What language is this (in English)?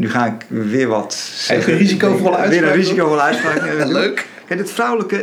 Dutch